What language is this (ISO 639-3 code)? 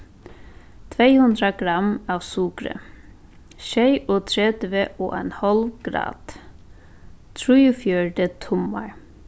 fao